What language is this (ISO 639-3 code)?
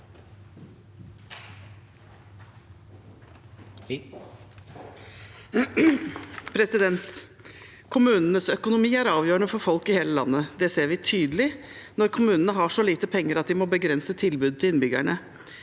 nor